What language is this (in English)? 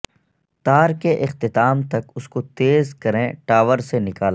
Urdu